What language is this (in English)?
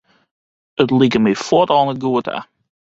Western Frisian